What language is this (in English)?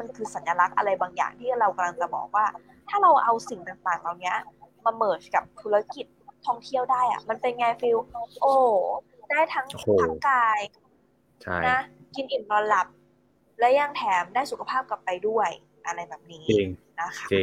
Thai